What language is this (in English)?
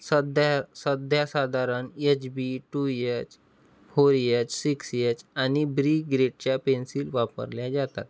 Marathi